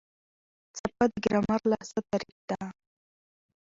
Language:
Pashto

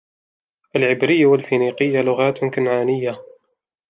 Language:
Arabic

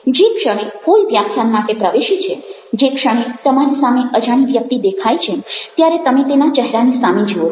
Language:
Gujarati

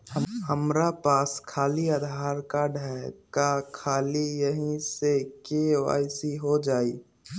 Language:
Magahi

